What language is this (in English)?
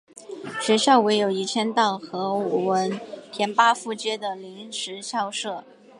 Chinese